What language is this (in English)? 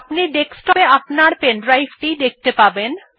Bangla